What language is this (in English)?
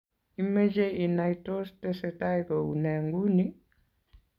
Kalenjin